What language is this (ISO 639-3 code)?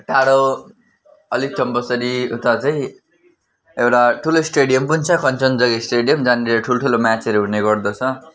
nep